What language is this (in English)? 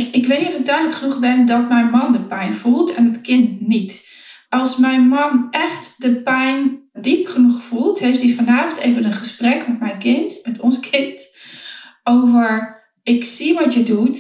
Dutch